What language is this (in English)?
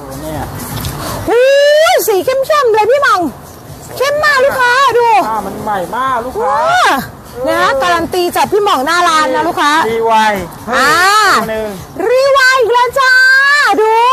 Thai